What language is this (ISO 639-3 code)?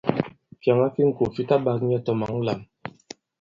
abb